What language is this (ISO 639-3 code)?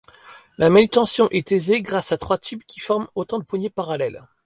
fra